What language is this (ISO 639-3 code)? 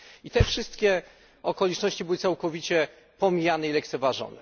pol